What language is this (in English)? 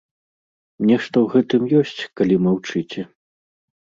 Belarusian